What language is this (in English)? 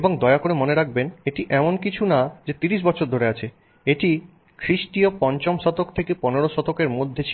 Bangla